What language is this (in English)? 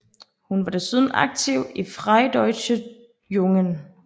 Danish